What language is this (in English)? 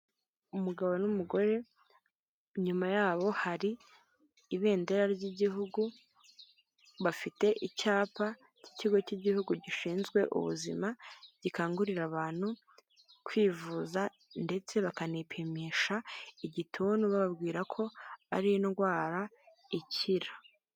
Kinyarwanda